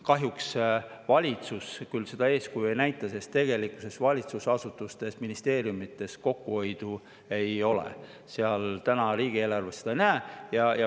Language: Estonian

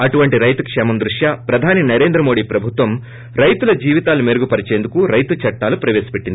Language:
Telugu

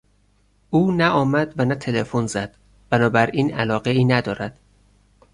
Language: Persian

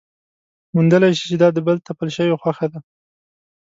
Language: Pashto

